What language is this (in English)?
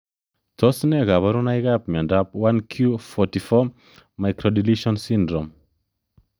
Kalenjin